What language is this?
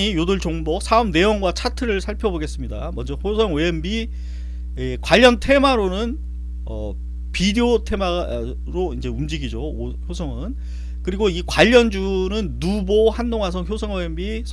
Korean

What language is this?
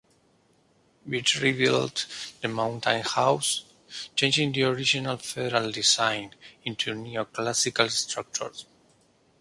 English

